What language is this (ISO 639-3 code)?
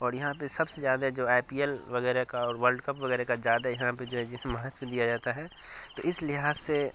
urd